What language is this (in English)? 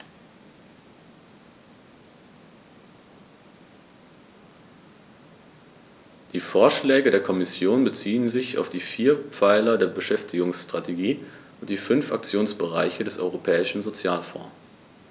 German